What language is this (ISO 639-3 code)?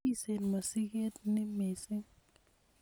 kln